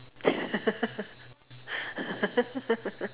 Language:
English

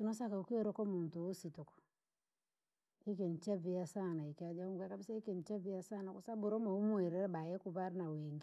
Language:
Langi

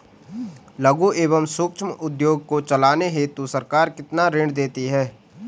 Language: Hindi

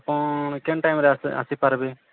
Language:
Odia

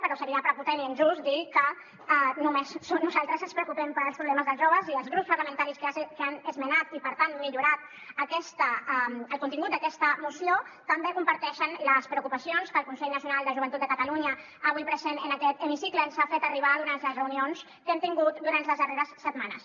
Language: Catalan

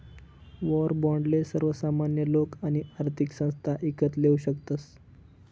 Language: Marathi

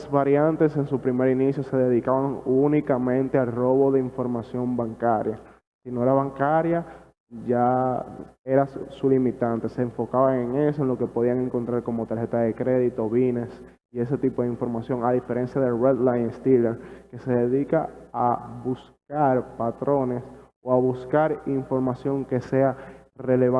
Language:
Spanish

